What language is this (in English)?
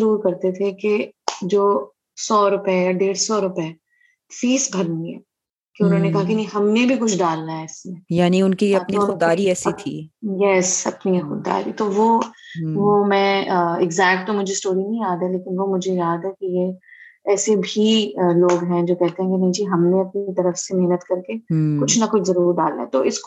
Urdu